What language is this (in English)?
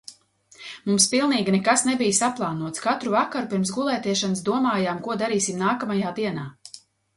Latvian